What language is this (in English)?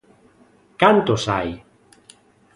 Galician